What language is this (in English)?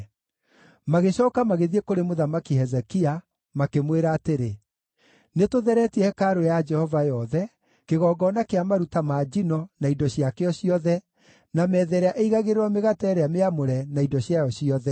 Kikuyu